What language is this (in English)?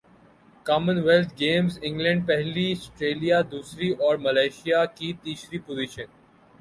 Urdu